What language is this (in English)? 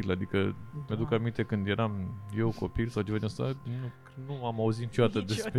Romanian